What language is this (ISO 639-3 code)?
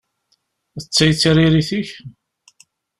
kab